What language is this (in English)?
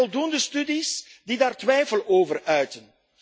Dutch